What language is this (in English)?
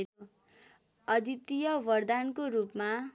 Nepali